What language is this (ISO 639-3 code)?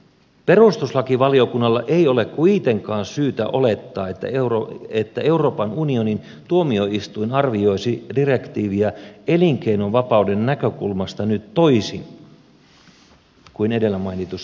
fin